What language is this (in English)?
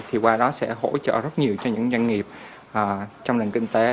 Vietnamese